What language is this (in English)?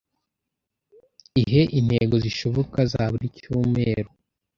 Kinyarwanda